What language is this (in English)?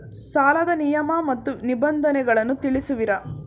Kannada